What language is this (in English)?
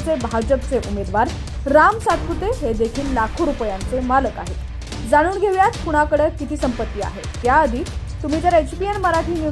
Marathi